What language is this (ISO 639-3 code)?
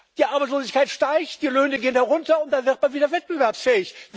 deu